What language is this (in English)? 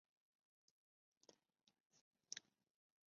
Chinese